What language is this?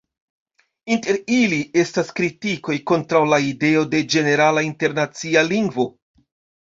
Esperanto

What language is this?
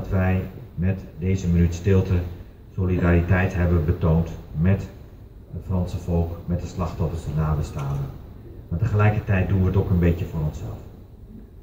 Dutch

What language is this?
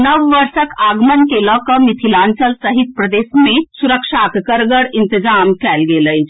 Maithili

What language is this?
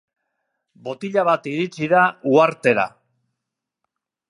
Basque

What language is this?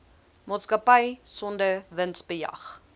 Afrikaans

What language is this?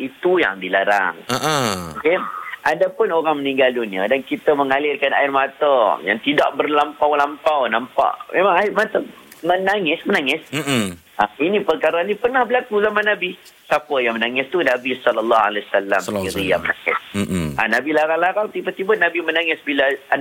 Malay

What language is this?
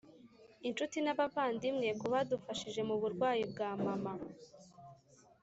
Kinyarwanda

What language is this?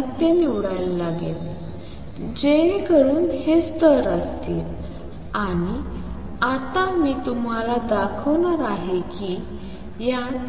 Marathi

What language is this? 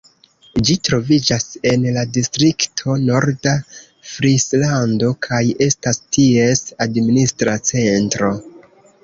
Esperanto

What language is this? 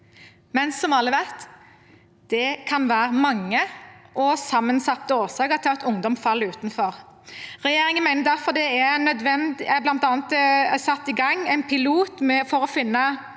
Norwegian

